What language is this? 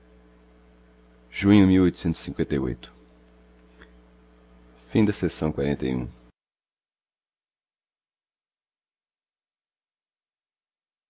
Portuguese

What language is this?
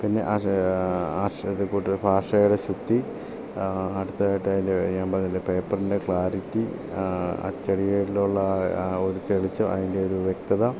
Malayalam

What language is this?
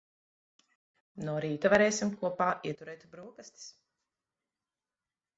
Latvian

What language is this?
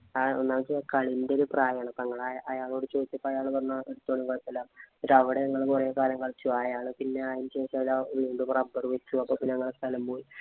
Malayalam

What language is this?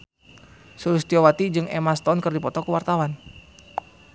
Sundanese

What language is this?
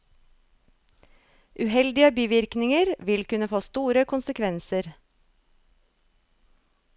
Norwegian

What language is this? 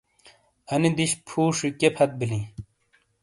Shina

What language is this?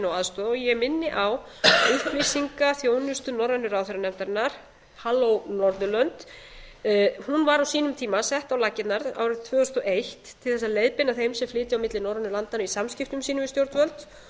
Icelandic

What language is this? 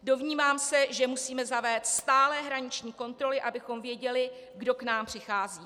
Czech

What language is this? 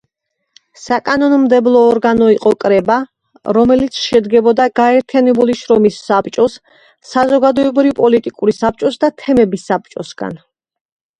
Georgian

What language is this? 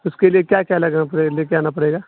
Urdu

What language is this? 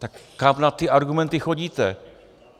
Czech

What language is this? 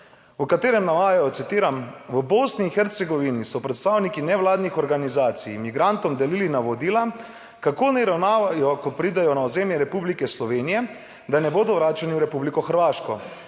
Slovenian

